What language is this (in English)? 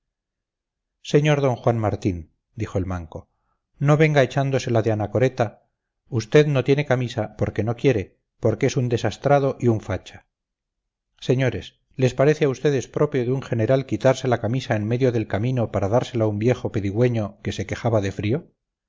Spanish